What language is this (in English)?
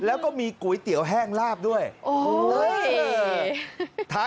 Thai